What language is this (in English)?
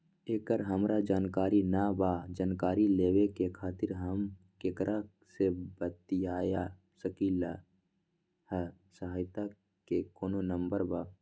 Magahi